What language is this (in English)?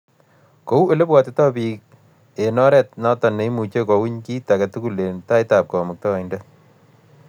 Kalenjin